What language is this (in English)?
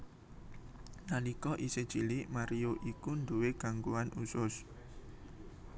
Javanese